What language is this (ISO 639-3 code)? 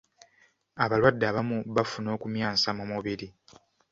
lug